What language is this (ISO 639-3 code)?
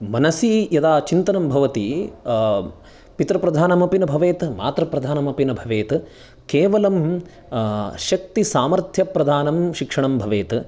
san